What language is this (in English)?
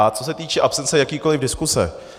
Czech